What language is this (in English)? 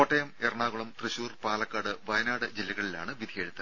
Malayalam